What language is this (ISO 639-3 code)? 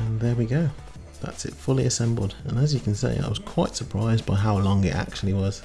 eng